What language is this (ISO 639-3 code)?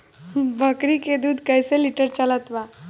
bho